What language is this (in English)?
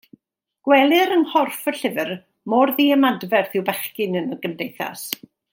Welsh